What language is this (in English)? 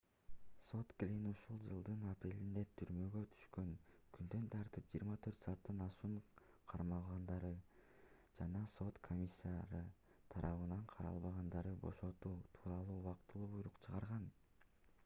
Kyrgyz